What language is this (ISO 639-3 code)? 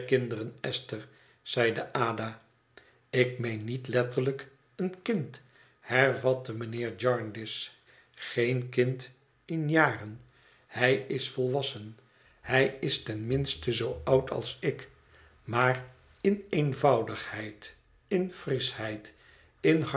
nld